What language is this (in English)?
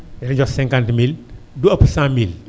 Wolof